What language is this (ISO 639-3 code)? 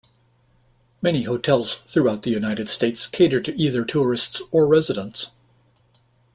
eng